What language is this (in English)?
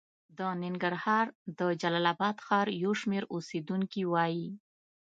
Pashto